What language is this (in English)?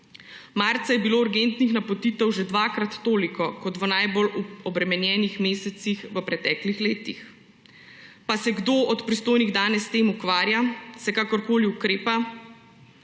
Slovenian